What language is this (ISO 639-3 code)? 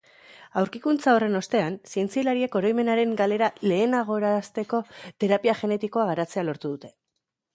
eus